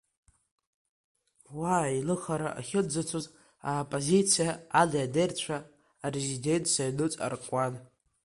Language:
Abkhazian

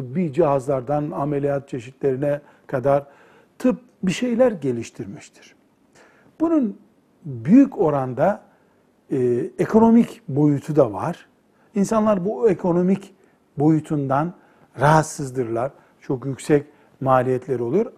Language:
Turkish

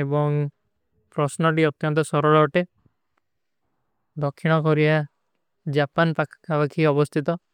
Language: Kui (India)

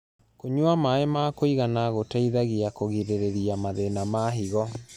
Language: Kikuyu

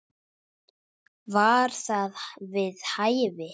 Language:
Icelandic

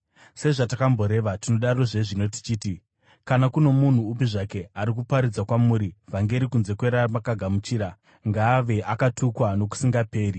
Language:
Shona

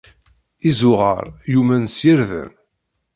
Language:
Kabyle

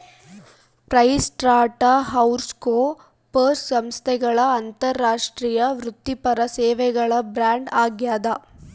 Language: Kannada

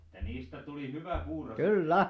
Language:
Finnish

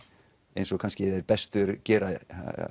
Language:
Icelandic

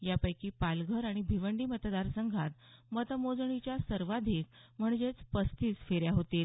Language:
Marathi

